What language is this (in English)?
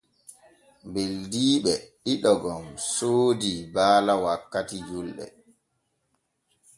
Borgu Fulfulde